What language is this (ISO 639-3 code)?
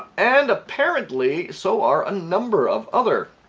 eng